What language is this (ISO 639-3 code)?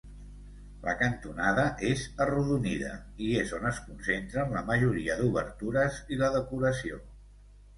cat